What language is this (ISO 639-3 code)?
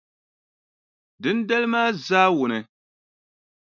dag